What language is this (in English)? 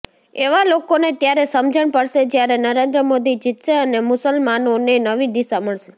Gujarati